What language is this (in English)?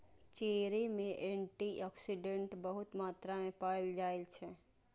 Maithili